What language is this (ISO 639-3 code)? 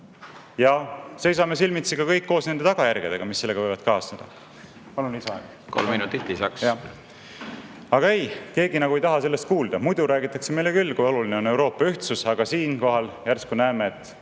est